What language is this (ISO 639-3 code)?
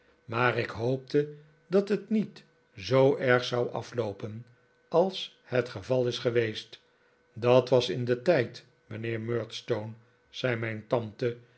nld